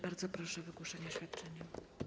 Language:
Polish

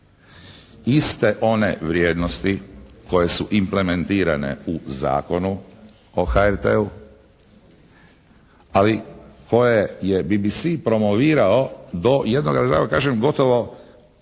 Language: Croatian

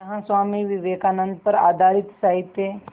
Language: Hindi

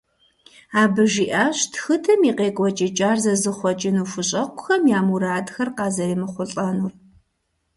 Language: Kabardian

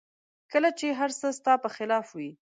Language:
Pashto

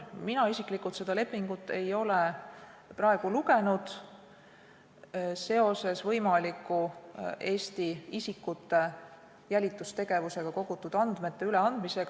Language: Estonian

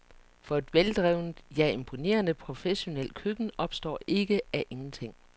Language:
Danish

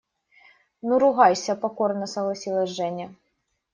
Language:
Russian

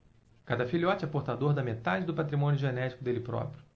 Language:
Portuguese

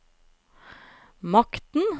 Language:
Norwegian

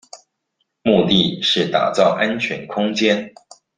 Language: Chinese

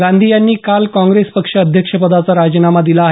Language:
Marathi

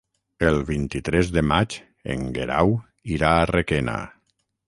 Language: Catalan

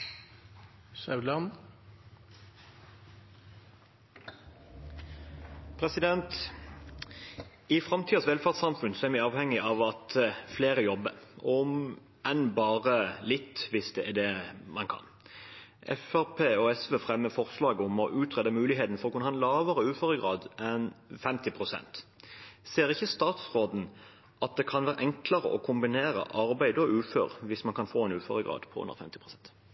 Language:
Norwegian Bokmål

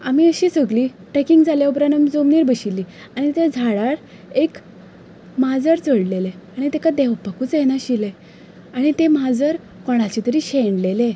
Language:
Konkani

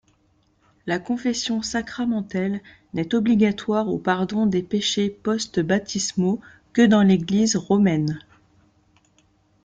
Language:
French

